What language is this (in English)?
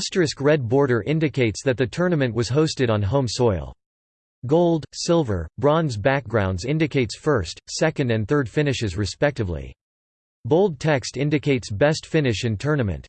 English